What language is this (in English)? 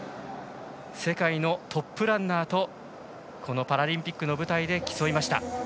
Japanese